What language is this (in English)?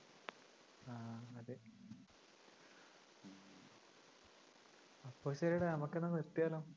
Malayalam